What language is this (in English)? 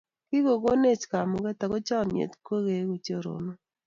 Kalenjin